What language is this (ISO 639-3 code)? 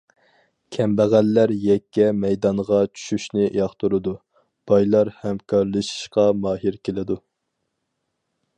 uig